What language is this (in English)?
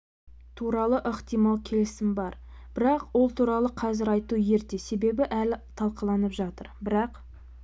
Kazakh